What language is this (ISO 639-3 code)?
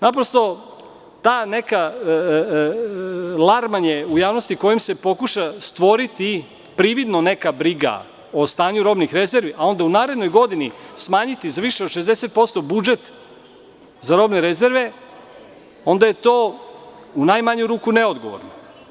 srp